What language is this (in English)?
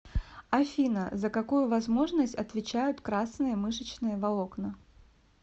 Russian